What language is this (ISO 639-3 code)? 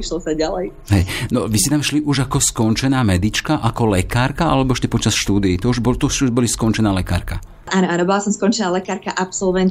slk